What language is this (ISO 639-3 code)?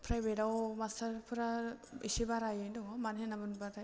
brx